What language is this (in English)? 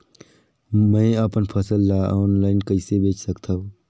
Chhattisgarhi